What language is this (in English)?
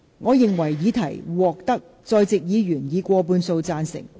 Cantonese